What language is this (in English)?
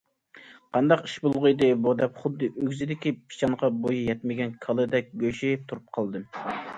Uyghur